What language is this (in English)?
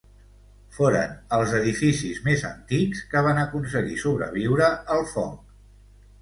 Catalan